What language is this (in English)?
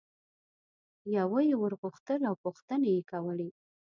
Pashto